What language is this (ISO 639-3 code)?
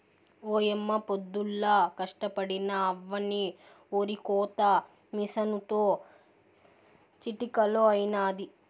tel